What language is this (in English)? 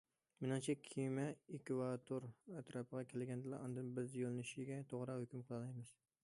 Uyghur